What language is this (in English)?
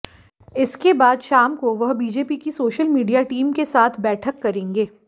Hindi